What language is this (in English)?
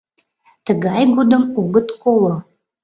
Mari